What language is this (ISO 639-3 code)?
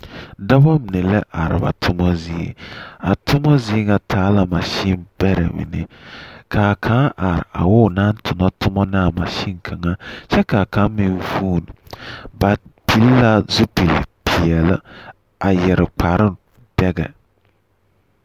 dga